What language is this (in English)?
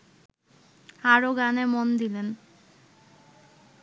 Bangla